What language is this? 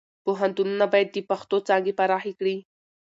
Pashto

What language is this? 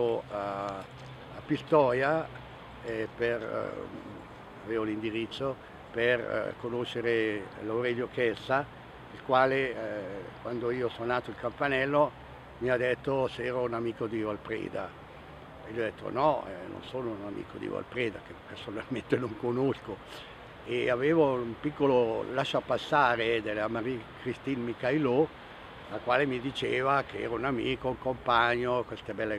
Italian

